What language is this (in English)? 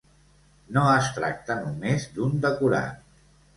Catalan